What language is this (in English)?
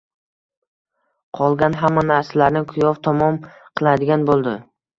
Uzbek